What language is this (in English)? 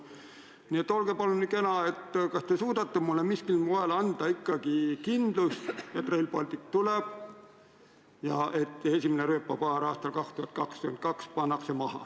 Estonian